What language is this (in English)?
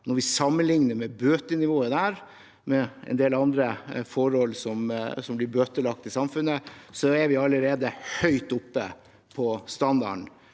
Norwegian